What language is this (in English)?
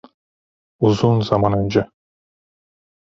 Turkish